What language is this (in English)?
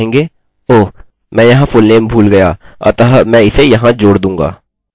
Hindi